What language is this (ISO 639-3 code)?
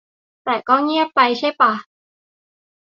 tha